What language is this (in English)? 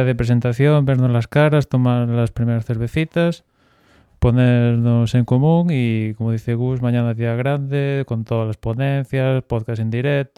Spanish